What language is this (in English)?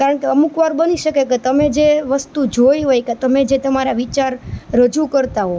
Gujarati